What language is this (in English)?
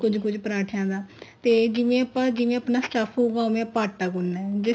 Punjabi